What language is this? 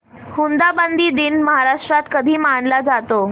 Marathi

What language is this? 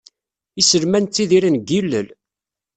Kabyle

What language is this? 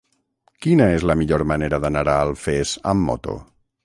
Catalan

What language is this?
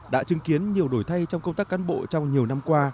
Vietnamese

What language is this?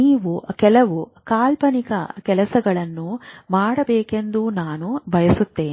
Kannada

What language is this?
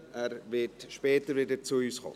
Swiss German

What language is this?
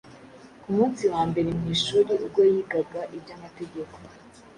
Kinyarwanda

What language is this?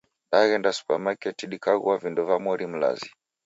Taita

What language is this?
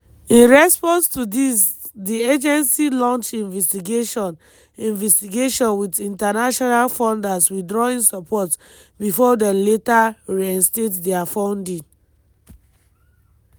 Nigerian Pidgin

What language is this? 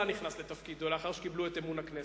Hebrew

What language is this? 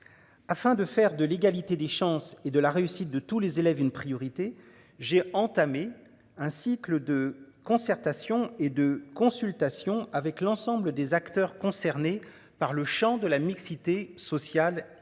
French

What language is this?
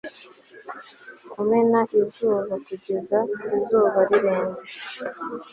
Kinyarwanda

